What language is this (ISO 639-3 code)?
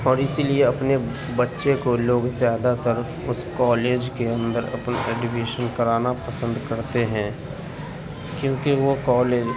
urd